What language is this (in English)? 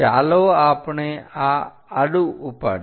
Gujarati